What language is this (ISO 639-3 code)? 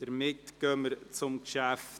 gsw